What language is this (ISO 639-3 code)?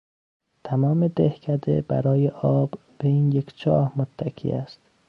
fas